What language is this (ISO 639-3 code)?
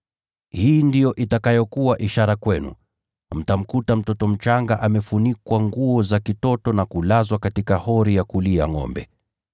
swa